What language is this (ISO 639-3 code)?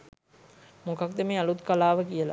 sin